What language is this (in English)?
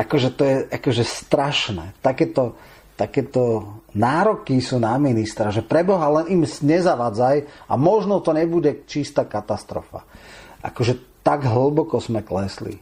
Slovak